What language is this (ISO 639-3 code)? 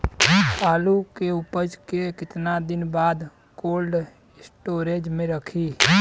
bho